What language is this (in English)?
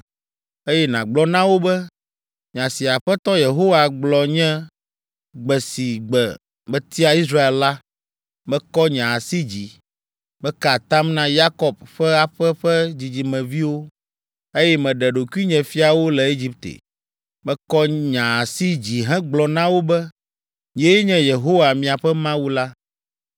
Ewe